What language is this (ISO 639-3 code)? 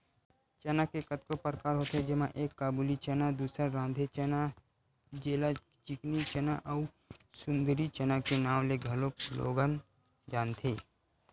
hne